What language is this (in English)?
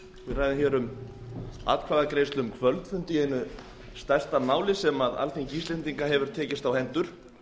Icelandic